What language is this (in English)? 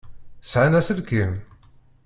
Kabyle